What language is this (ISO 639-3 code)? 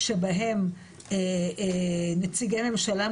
heb